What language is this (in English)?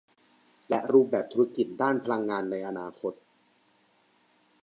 Thai